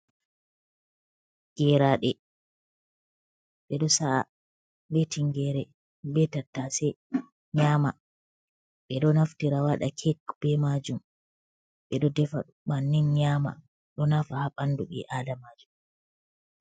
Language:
Fula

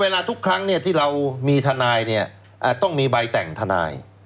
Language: Thai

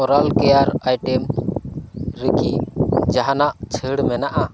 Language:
Santali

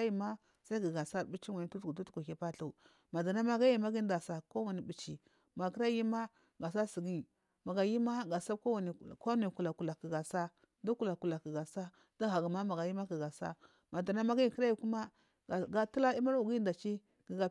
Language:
Marghi South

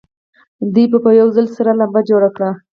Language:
Pashto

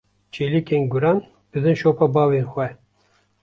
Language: Kurdish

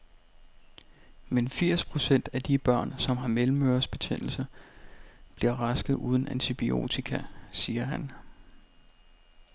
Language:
Danish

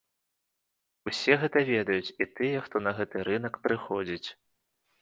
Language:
Belarusian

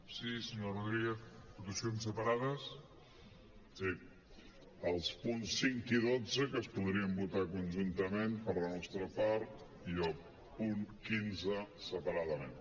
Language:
Catalan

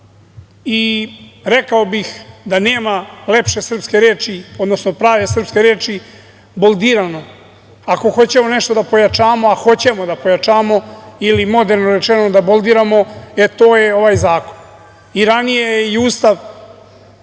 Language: Serbian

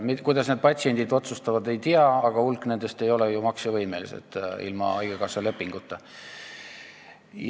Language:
Estonian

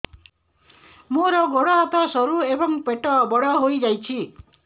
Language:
Odia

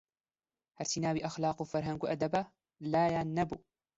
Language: Central Kurdish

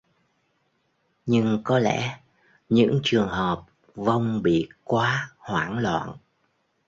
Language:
Vietnamese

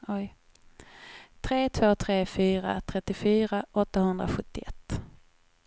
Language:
Swedish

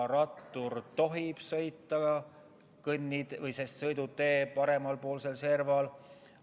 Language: Estonian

